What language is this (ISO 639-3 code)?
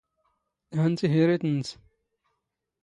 zgh